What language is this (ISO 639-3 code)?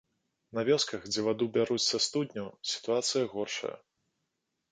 bel